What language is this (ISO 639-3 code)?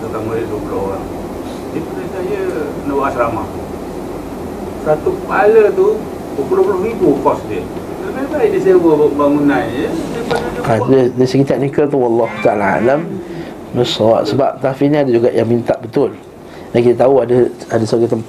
msa